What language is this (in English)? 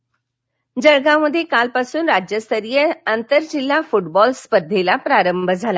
Marathi